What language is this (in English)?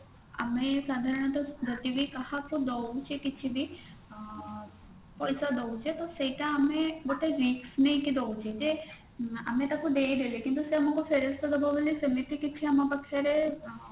Odia